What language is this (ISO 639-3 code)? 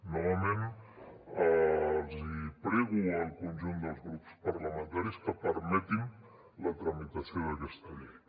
cat